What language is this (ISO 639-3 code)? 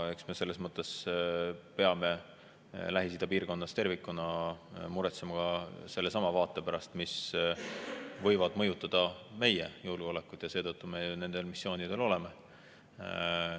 est